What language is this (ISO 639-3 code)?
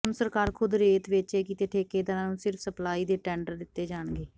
pan